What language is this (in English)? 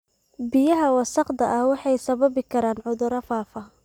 Somali